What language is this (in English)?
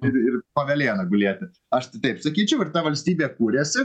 Lithuanian